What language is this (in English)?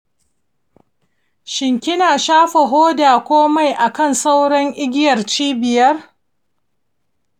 Hausa